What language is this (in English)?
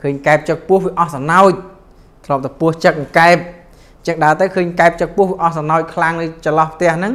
Vietnamese